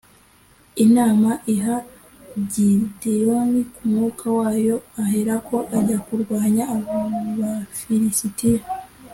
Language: Kinyarwanda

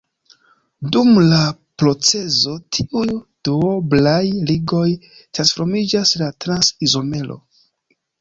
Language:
Esperanto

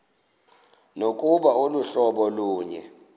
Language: Xhosa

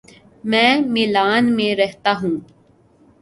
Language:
Urdu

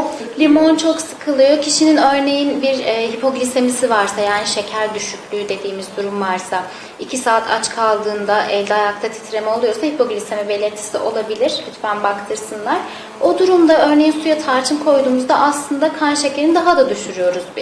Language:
Turkish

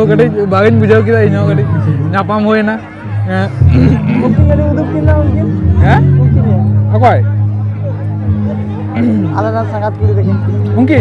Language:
Indonesian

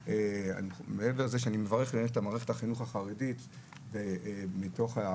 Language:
Hebrew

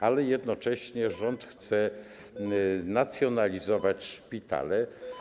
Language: Polish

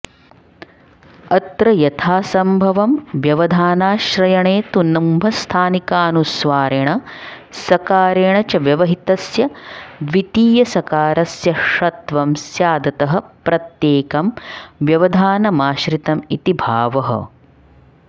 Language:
Sanskrit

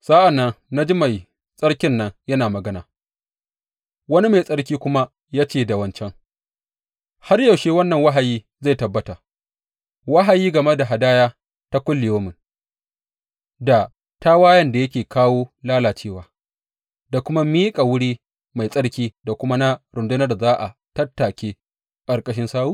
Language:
Hausa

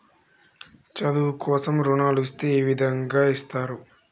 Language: Telugu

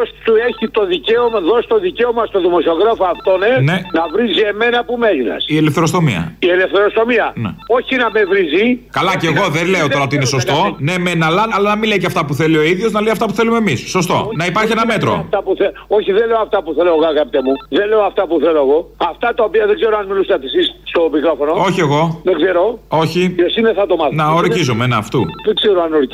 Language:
Greek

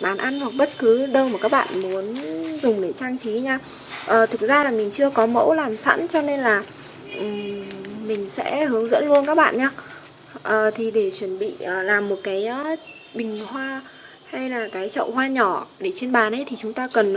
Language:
Vietnamese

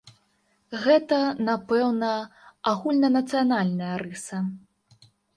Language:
Belarusian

